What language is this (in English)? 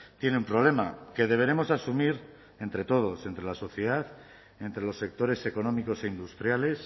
Spanish